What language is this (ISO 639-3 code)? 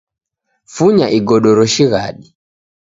dav